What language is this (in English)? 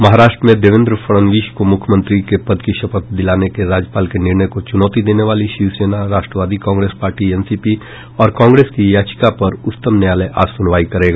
Hindi